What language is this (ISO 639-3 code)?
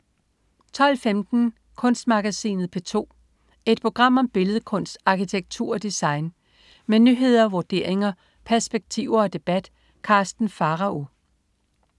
dan